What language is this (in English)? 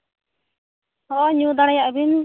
Santali